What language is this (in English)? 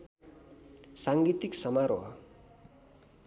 Nepali